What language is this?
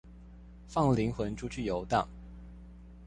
Chinese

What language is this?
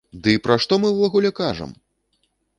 Belarusian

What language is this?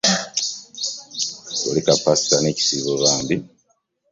Ganda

